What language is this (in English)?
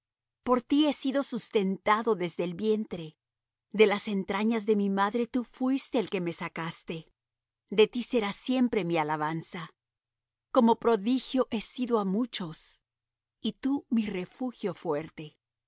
Spanish